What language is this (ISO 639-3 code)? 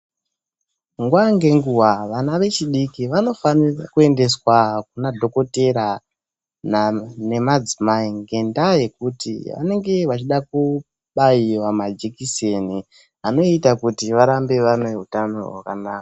ndc